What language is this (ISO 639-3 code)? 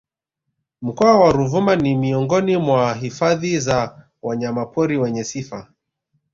swa